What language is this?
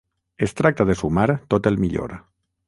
Catalan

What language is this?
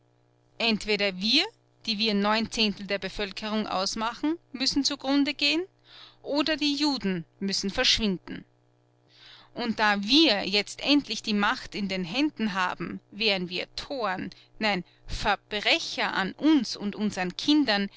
German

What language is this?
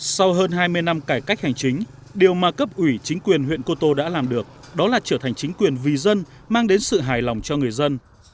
Vietnamese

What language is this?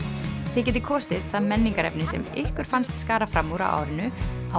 Icelandic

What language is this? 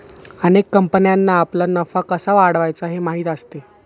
Marathi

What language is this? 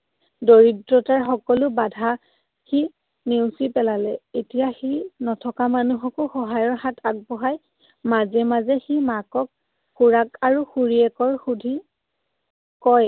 Assamese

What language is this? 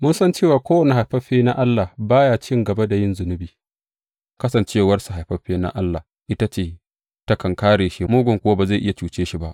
Hausa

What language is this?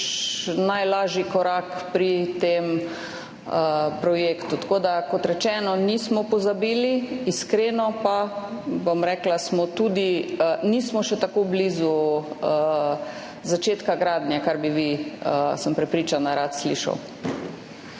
Slovenian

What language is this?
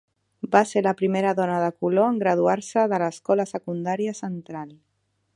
Catalan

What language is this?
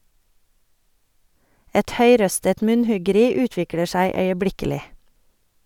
Norwegian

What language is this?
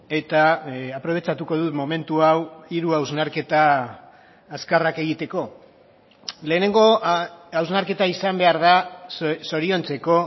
Basque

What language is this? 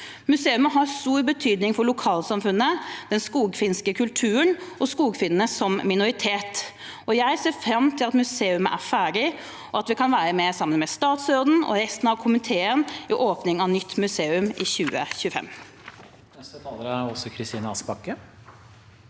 Norwegian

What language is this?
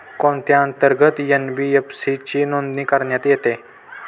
Marathi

